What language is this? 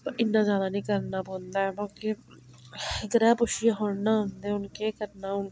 Dogri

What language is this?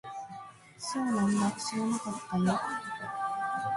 Japanese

